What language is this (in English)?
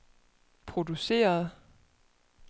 Danish